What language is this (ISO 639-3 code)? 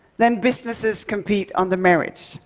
eng